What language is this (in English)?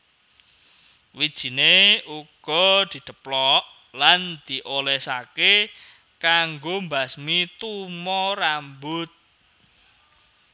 Javanese